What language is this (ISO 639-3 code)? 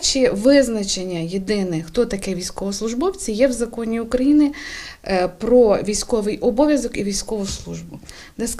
ukr